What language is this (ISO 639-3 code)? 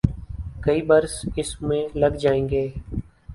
urd